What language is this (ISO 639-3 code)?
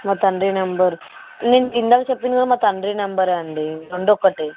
tel